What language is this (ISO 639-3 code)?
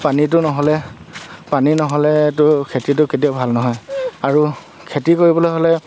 asm